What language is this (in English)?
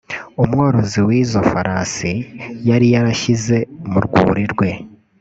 Kinyarwanda